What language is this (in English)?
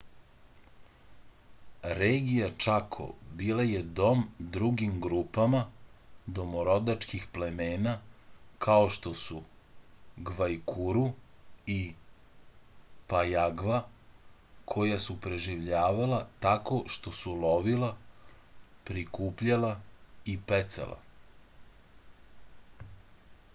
Serbian